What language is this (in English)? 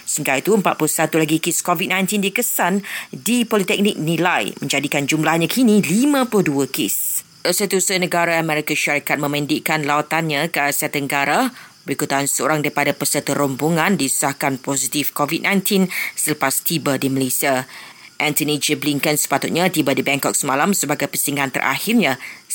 Malay